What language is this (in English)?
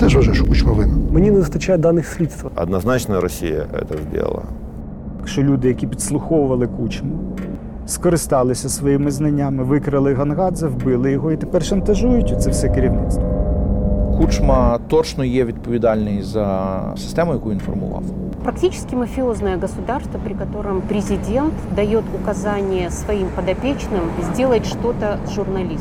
Ukrainian